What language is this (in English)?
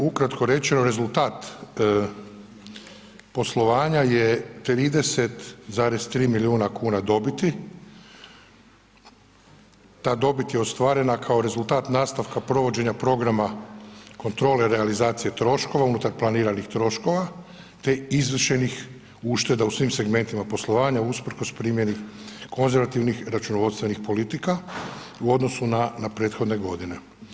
Croatian